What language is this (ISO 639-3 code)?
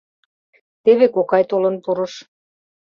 chm